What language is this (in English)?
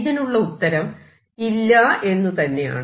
Malayalam